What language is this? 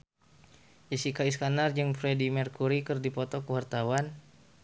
Sundanese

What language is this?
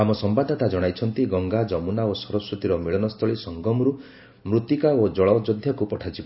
Odia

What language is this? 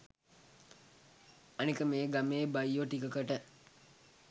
Sinhala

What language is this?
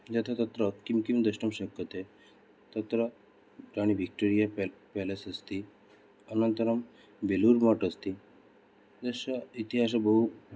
Sanskrit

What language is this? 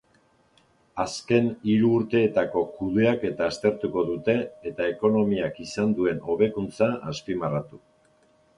Basque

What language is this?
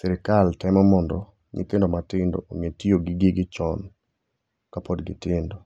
Luo (Kenya and Tanzania)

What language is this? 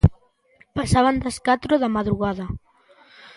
Galician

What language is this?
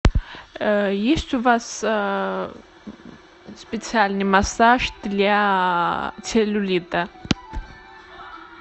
Russian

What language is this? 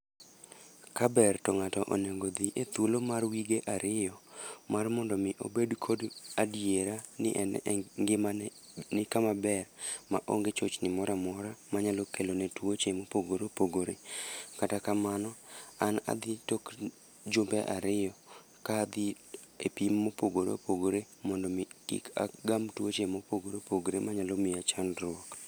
Luo (Kenya and Tanzania)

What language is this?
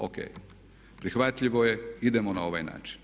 Croatian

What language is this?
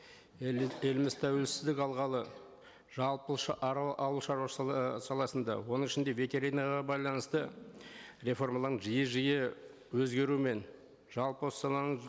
Kazakh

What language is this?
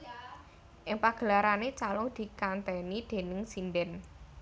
Javanese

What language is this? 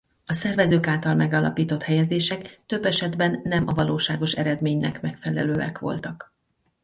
Hungarian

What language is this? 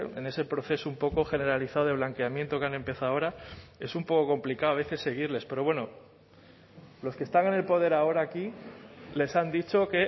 Spanish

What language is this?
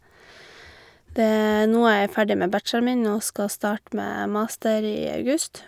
Norwegian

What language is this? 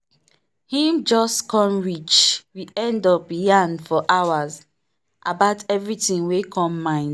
Nigerian Pidgin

